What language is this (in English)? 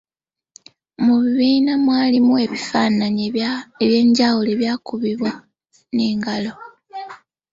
Ganda